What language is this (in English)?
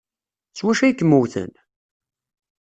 Kabyle